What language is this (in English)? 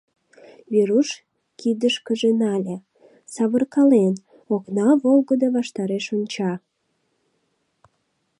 Mari